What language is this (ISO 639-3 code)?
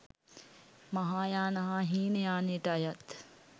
sin